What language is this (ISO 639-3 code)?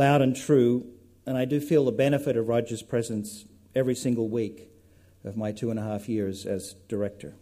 eng